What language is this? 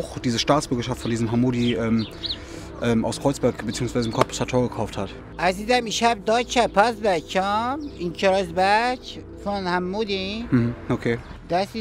German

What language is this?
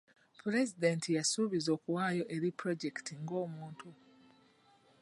Ganda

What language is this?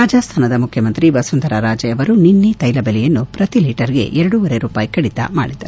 Kannada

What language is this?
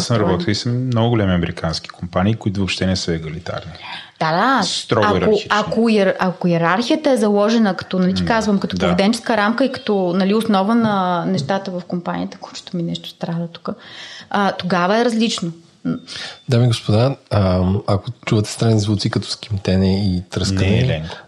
Bulgarian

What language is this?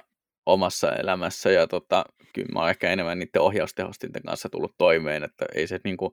Finnish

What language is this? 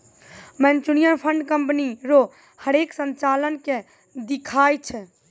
Maithili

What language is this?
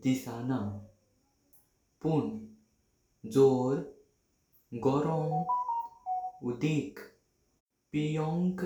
Konkani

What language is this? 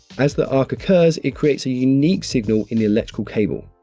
English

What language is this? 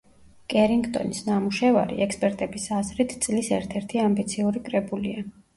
Georgian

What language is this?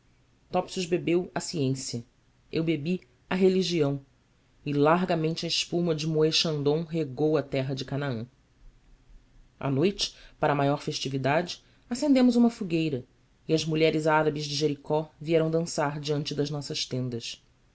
Portuguese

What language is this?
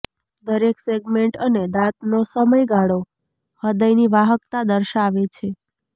Gujarati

